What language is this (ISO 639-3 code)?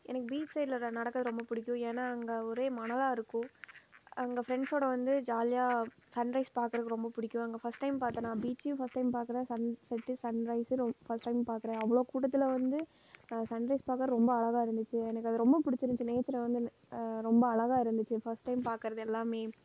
tam